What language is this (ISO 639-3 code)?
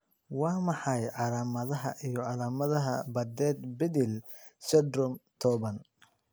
som